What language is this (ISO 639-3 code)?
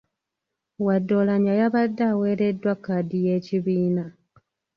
lug